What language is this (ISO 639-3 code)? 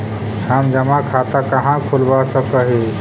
mag